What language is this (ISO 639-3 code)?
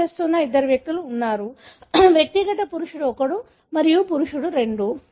tel